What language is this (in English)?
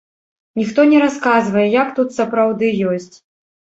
Belarusian